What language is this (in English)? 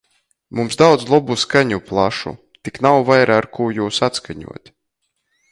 Latgalian